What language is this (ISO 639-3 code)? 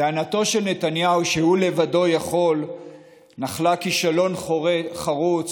heb